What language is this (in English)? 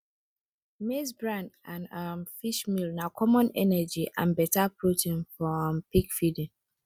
Nigerian Pidgin